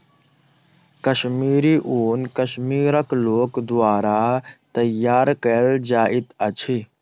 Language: Maithili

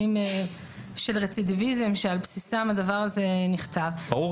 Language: Hebrew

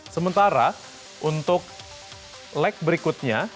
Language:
Indonesian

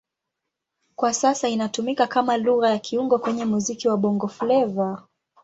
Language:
Swahili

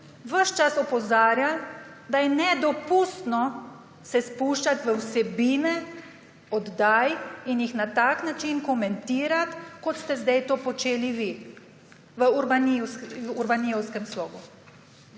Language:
Slovenian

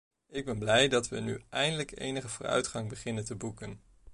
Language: Dutch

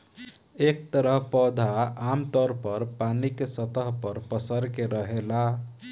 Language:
Bhojpuri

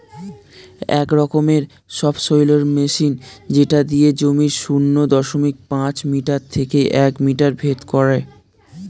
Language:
Bangla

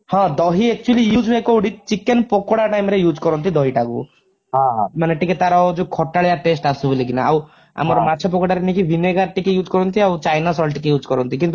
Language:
Odia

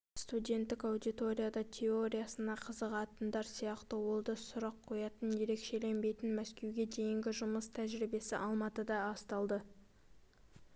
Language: Kazakh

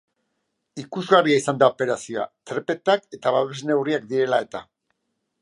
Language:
Basque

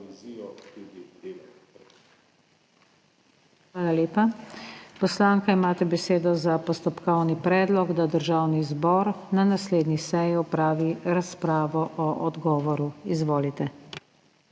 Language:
Slovenian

